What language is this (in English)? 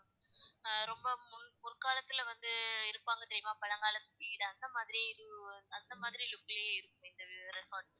Tamil